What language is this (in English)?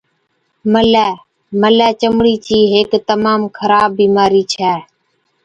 Od